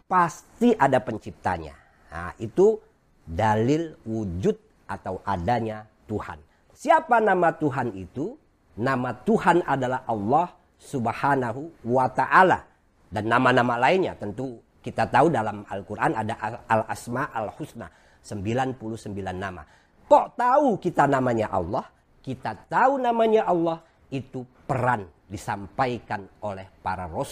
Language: Indonesian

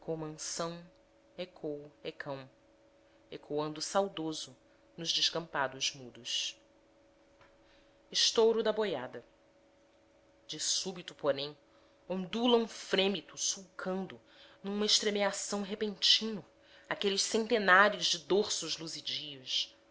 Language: Portuguese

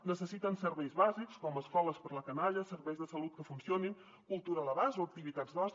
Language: Catalan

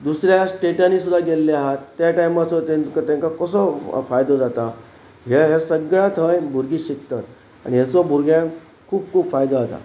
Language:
Konkani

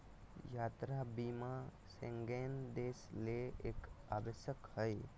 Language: Magahi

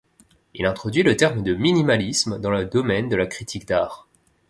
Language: French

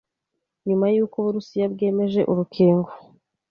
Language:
Kinyarwanda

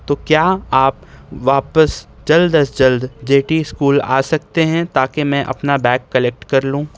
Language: Urdu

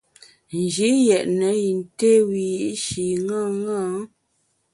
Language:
Bamun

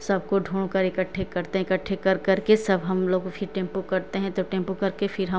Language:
Hindi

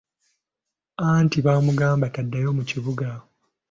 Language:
Ganda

